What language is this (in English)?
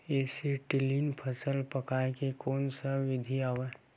Chhattisgarhi